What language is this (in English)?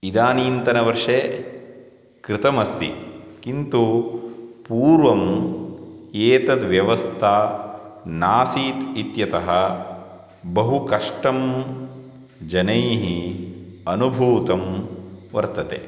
Sanskrit